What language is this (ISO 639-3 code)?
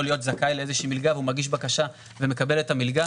heb